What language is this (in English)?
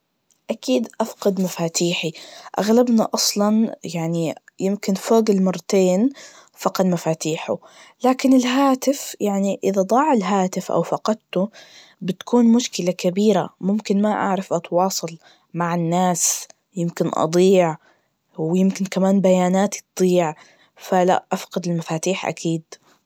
Najdi Arabic